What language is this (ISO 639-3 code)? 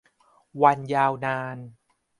tha